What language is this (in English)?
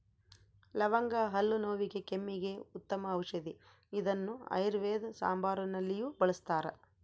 Kannada